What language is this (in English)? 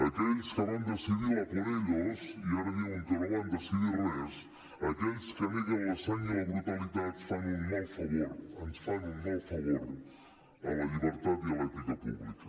Catalan